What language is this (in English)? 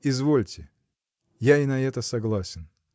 Russian